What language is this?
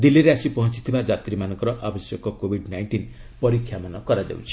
Odia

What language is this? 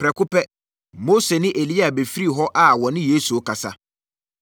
Akan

